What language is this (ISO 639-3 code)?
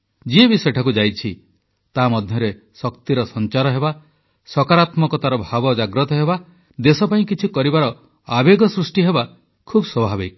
ori